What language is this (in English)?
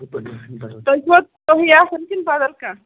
Kashmiri